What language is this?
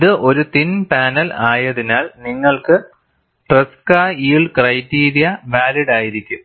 Malayalam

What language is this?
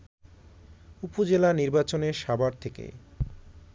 Bangla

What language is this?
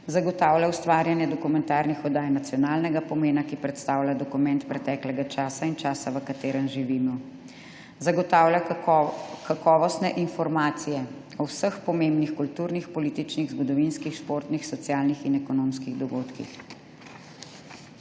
Slovenian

